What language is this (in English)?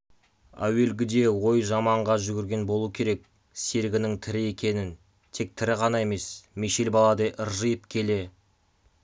Kazakh